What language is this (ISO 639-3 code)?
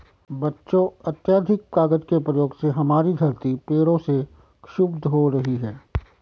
hin